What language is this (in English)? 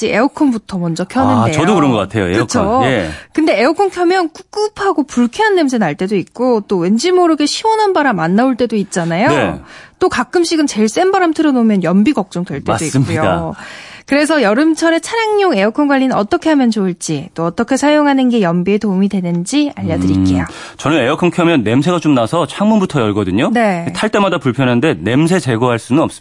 Korean